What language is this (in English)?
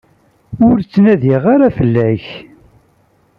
Kabyle